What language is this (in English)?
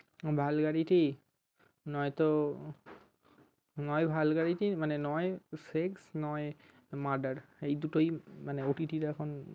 Bangla